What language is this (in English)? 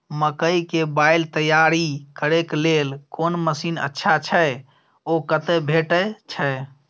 Maithili